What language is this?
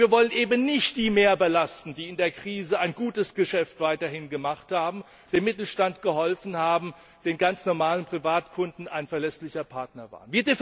German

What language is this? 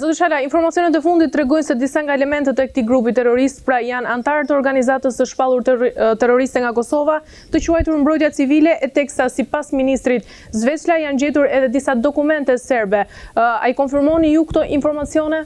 Romanian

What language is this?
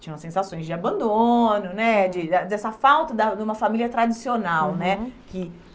Portuguese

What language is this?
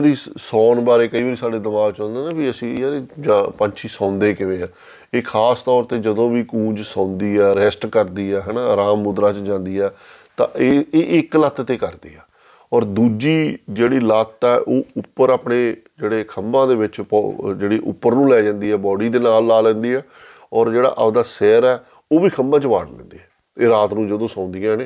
Punjabi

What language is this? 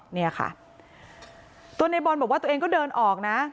Thai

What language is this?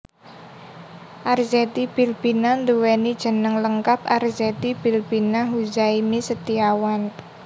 Javanese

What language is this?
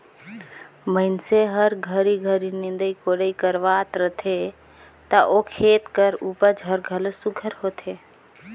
Chhattisgarhi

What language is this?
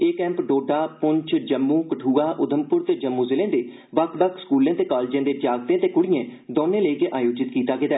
Dogri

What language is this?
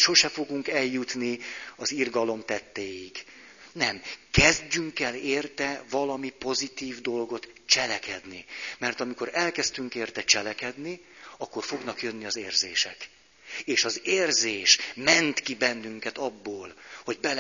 Hungarian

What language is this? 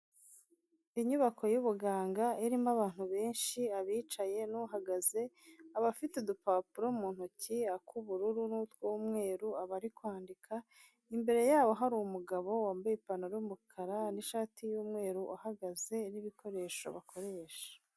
Kinyarwanda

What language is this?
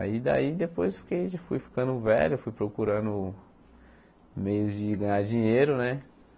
Portuguese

